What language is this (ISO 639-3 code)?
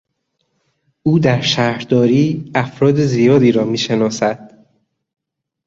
fas